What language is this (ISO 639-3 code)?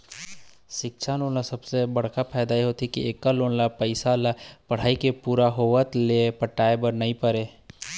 hne